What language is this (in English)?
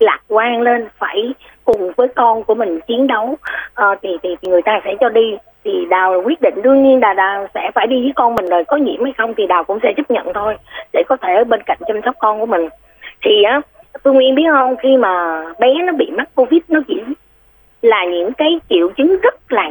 Vietnamese